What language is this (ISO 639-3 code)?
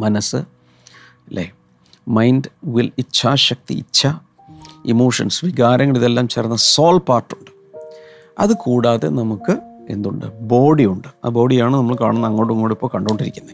mal